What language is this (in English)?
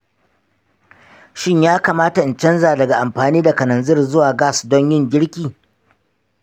Hausa